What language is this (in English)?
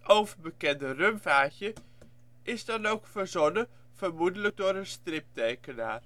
Dutch